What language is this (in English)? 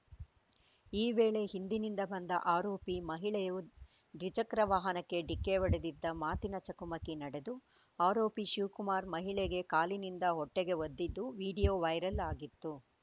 Kannada